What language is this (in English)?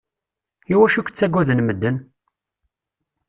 Kabyle